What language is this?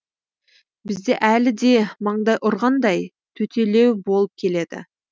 Kazakh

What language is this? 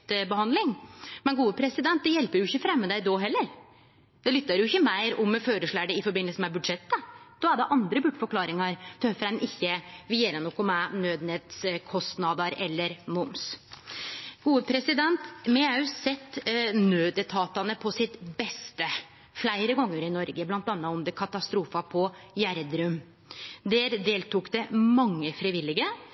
Norwegian Nynorsk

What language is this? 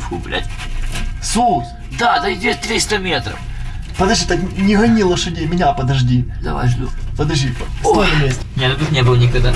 Russian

